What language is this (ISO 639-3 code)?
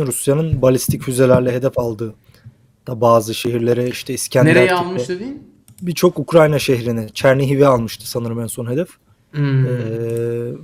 tur